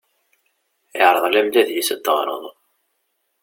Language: Kabyle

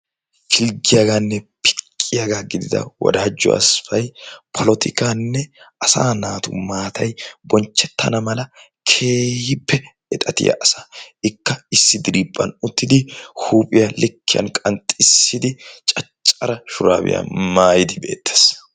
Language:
Wolaytta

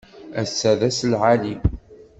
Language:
Kabyle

